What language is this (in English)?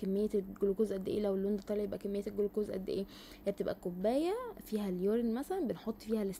Arabic